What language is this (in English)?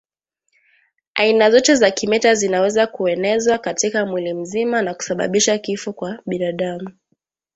Swahili